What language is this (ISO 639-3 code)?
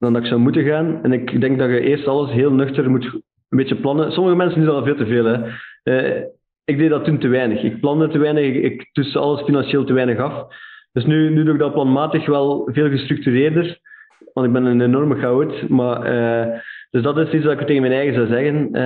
nld